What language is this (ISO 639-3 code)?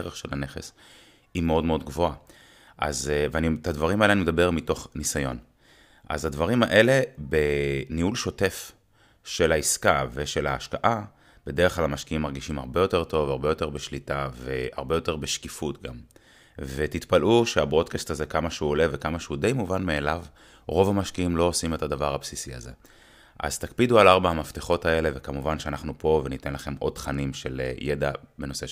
heb